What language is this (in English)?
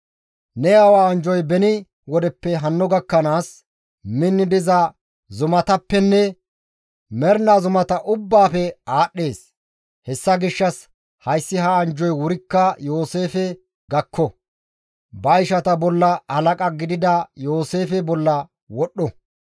Gamo